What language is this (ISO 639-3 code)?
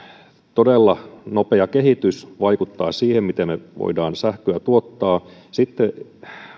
fin